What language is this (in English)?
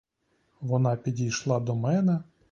Ukrainian